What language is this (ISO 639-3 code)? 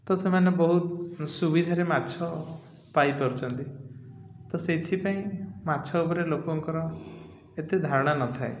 ori